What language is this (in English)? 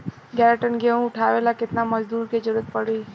Bhojpuri